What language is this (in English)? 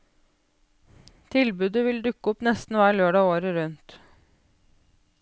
Norwegian